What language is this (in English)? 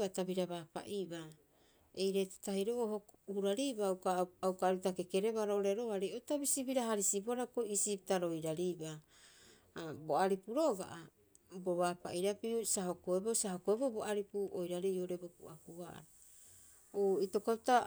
Rapoisi